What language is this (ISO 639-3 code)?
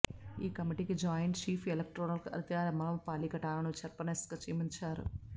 tel